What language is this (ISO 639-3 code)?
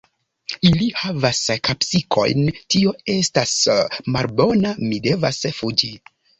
epo